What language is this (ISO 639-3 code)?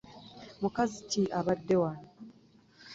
lug